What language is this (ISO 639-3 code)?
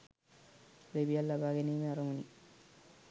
sin